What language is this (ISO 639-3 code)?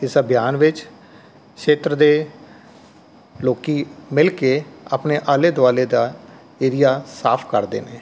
pan